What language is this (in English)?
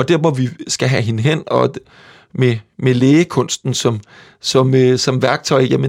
Danish